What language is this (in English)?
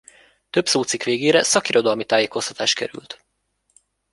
Hungarian